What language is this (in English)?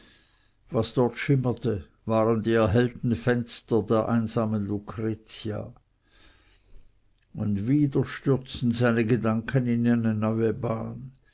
German